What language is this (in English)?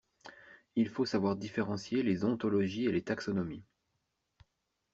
French